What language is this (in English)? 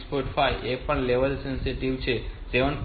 Gujarati